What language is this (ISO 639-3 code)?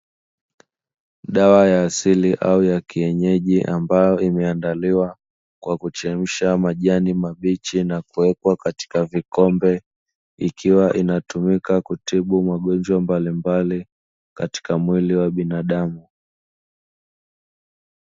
swa